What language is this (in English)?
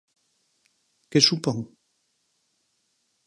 Galician